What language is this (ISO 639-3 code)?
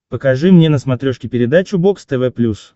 rus